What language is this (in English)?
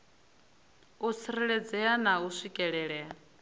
Venda